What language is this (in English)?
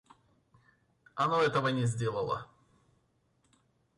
Russian